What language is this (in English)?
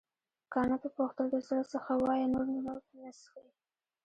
Pashto